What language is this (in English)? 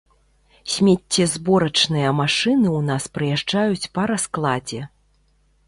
Belarusian